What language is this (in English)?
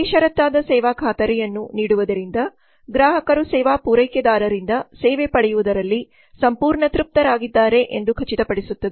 Kannada